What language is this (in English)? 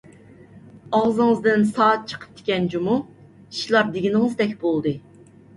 Uyghur